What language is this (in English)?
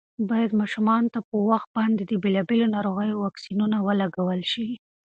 Pashto